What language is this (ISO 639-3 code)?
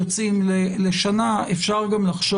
heb